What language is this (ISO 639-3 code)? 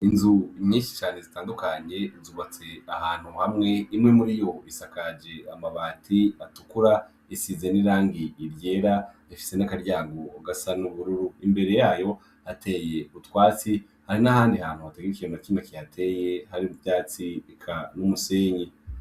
run